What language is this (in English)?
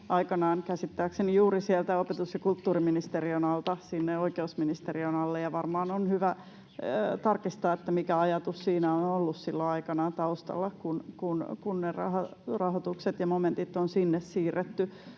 Finnish